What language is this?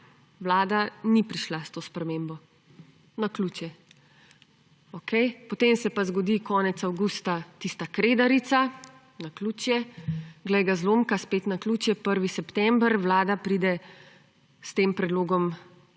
Slovenian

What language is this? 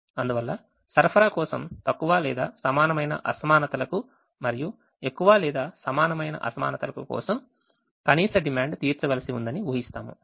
Telugu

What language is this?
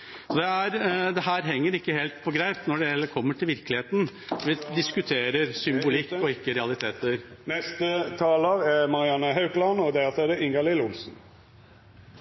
Norwegian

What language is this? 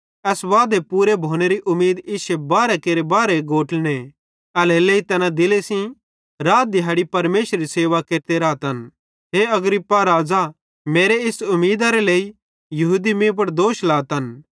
Bhadrawahi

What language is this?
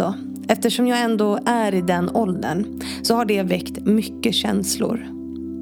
Swedish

